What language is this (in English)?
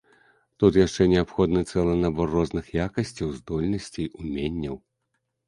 Belarusian